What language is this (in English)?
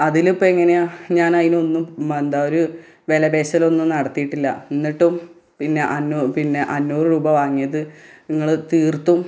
Malayalam